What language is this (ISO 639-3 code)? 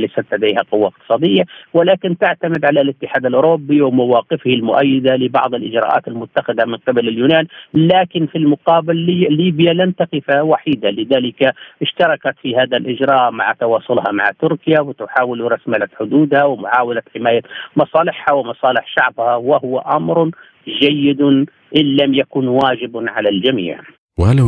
ara